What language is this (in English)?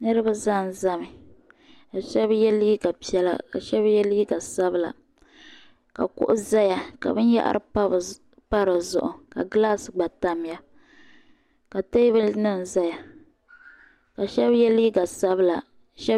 Dagbani